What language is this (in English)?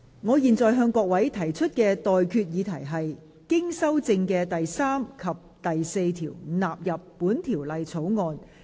Cantonese